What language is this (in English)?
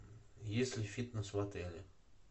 Russian